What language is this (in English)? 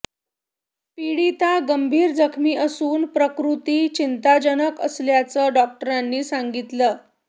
Marathi